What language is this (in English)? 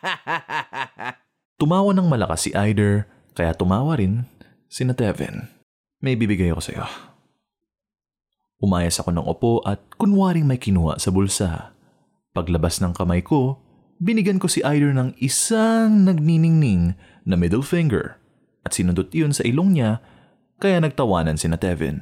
Filipino